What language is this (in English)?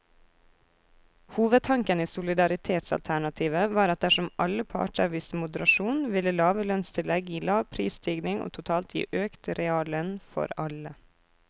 Norwegian